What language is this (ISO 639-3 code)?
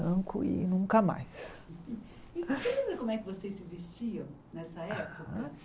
por